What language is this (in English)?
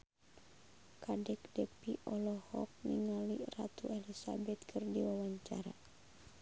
Sundanese